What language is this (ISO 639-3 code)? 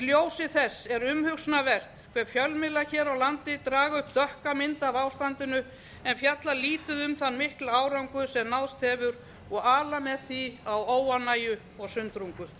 isl